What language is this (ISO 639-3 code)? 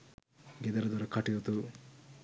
sin